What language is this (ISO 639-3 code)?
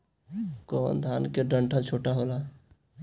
bho